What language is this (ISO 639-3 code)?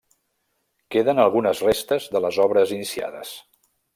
cat